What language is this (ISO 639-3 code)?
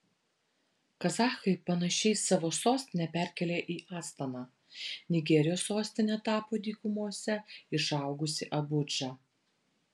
lit